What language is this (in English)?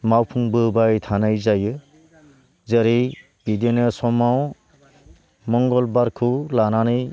Bodo